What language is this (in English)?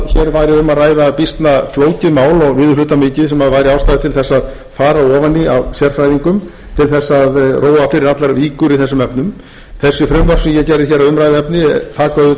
Icelandic